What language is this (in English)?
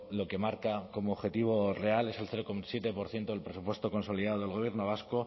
Spanish